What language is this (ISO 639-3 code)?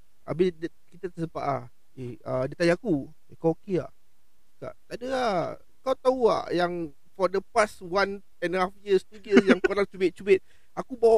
msa